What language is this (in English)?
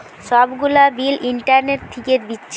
Bangla